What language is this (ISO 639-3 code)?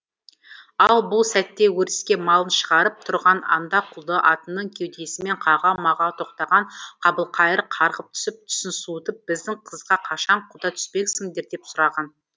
kaz